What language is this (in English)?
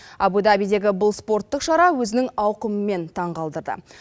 Kazakh